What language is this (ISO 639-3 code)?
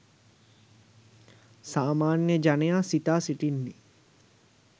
sin